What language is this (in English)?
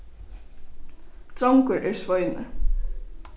Faroese